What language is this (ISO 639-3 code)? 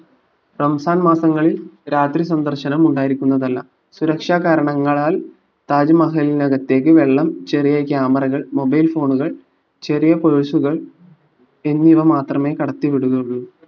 mal